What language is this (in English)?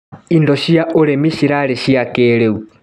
Kikuyu